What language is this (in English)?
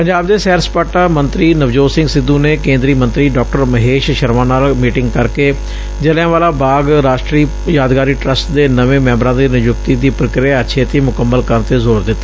Punjabi